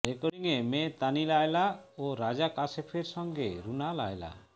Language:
Bangla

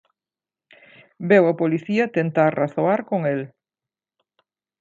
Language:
Galician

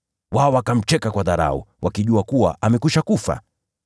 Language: Swahili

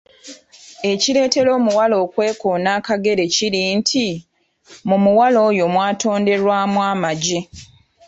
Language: Ganda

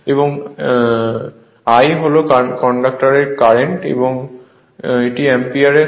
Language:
Bangla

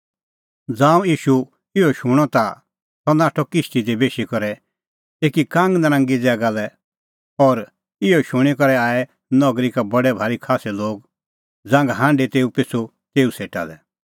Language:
Kullu Pahari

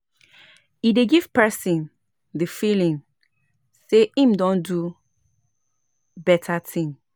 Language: Nigerian Pidgin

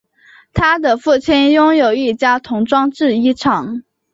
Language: Chinese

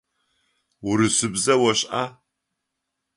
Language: Adyghe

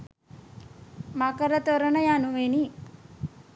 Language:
Sinhala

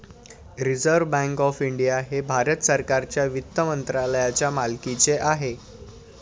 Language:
Marathi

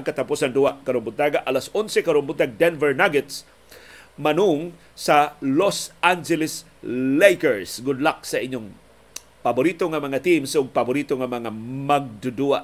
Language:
Filipino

